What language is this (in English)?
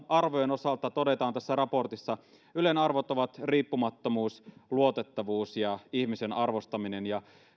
Finnish